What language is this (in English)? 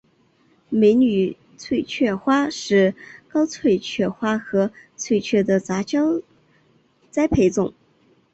Chinese